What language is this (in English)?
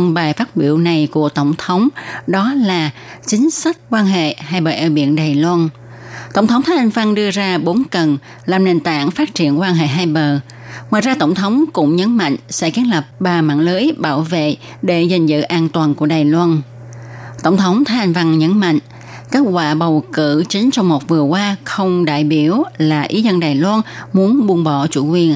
Vietnamese